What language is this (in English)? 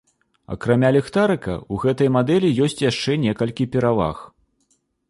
Belarusian